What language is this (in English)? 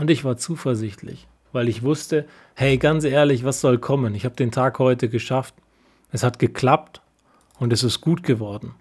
German